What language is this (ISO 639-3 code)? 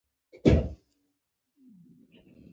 pus